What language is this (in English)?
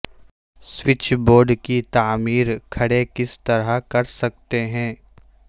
Urdu